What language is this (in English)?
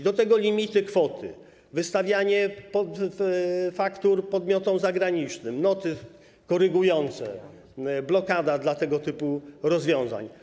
Polish